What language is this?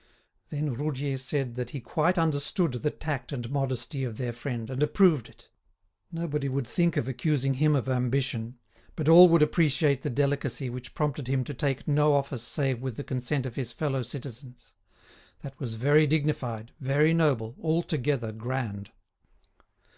English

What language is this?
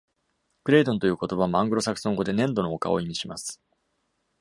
Japanese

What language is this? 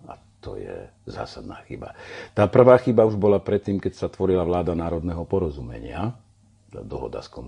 Slovak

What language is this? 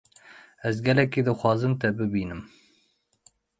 Kurdish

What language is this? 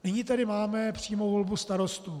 Czech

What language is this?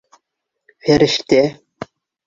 Bashkir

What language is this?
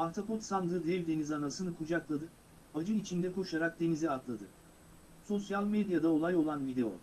Turkish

